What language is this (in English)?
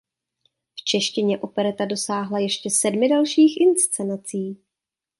Czech